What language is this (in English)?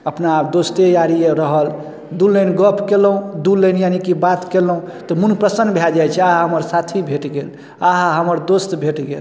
Maithili